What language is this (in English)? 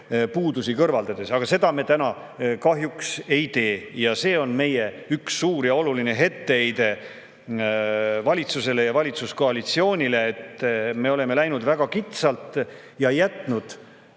Estonian